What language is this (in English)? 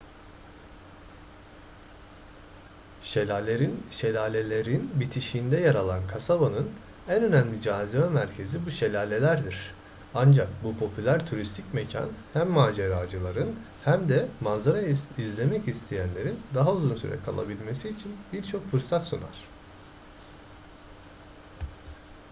Turkish